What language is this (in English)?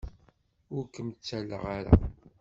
Kabyle